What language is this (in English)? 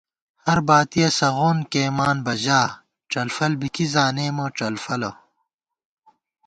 Gawar-Bati